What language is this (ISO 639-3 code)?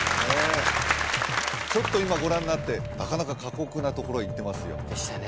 jpn